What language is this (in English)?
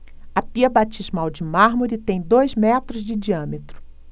Portuguese